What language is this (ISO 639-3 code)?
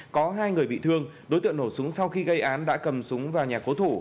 vie